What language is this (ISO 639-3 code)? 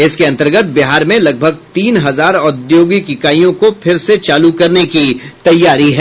hin